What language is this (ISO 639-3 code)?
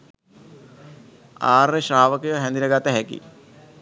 sin